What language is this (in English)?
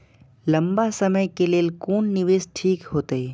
Maithili